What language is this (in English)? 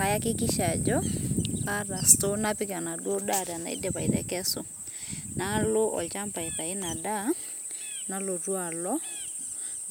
Masai